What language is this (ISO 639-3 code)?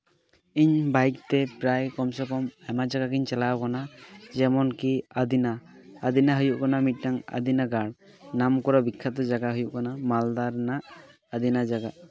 sat